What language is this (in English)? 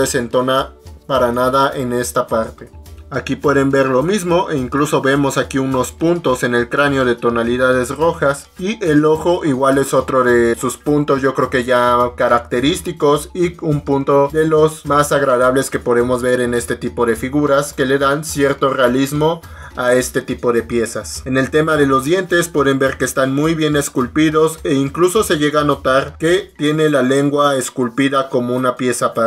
Spanish